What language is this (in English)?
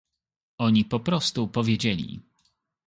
Polish